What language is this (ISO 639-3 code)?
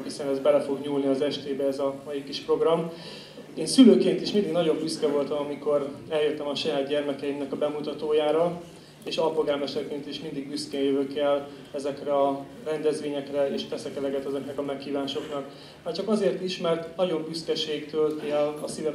hun